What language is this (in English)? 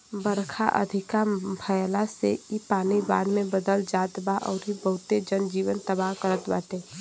Bhojpuri